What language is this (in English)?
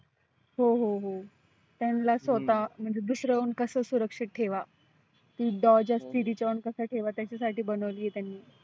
Marathi